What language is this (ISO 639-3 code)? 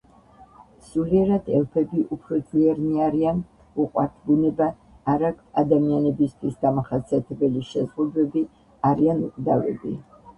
kat